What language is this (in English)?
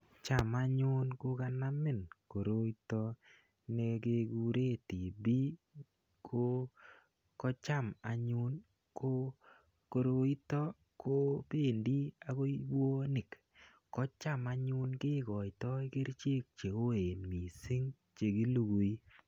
Kalenjin